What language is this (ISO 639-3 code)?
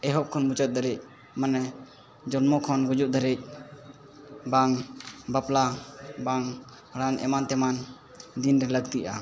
sat